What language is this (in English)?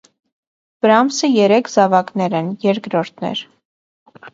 Armenian